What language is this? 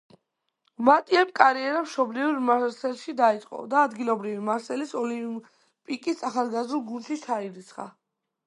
Georgian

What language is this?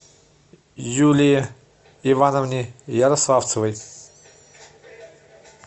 Russian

